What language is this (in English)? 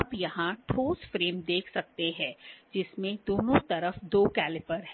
Hindi